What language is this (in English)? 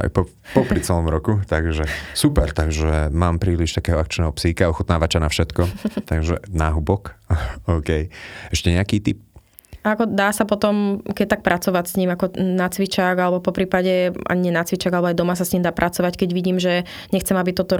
Slovak